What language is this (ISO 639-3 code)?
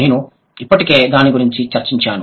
tel